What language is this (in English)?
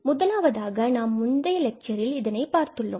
Tamil